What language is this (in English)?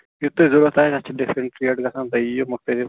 Kashmiri